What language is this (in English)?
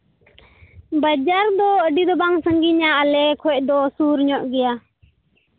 Santali